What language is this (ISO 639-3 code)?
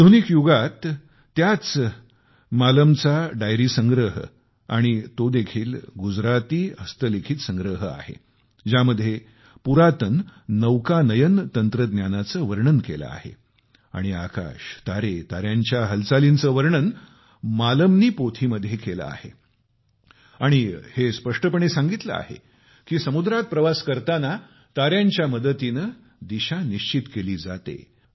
mar